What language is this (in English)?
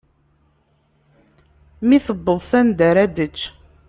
Kabyle